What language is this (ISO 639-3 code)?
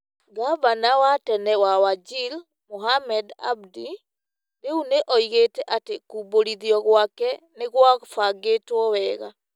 kik